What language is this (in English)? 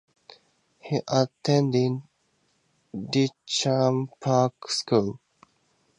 English